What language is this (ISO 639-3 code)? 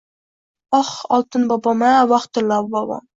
uzb